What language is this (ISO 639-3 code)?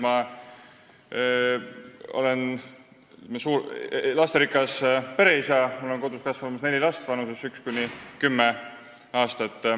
est